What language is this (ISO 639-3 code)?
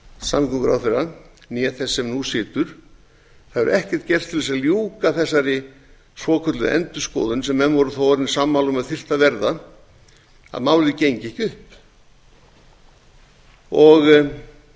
isl